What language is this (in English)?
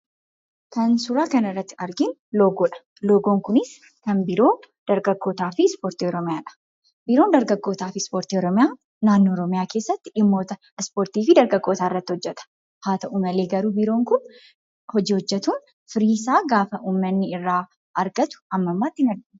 Oromo